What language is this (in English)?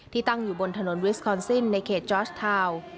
Thai